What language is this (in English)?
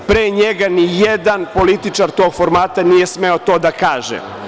Serbian